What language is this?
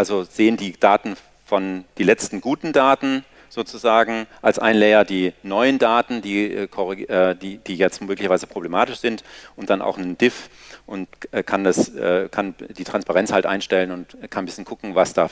German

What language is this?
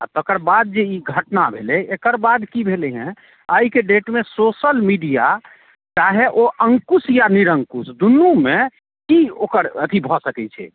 Maithili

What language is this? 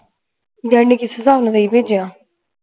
Punjabi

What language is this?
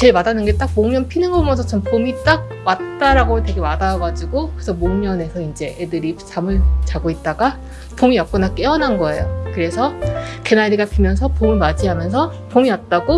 Korean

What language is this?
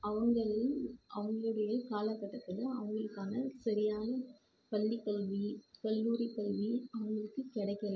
Tamil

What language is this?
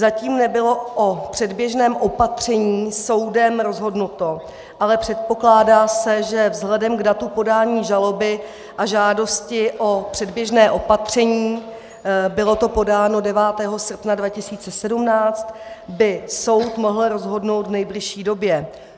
Czech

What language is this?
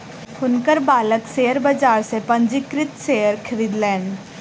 Maithili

